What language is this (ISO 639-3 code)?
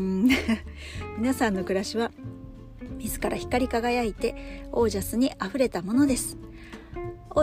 jpn